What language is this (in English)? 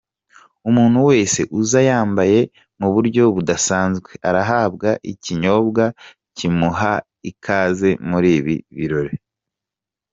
Kinyarwanda